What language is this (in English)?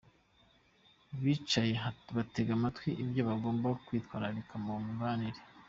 Kinyarwanda